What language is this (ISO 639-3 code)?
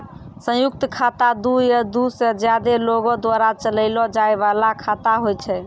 mai